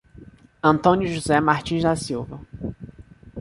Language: Portuguese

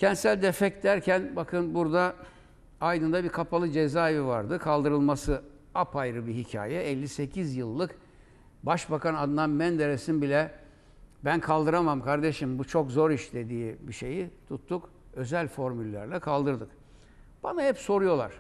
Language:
Turkish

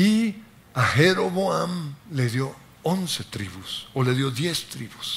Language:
Spanish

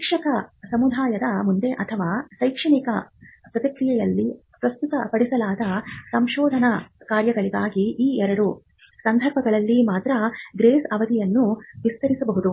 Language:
Kannada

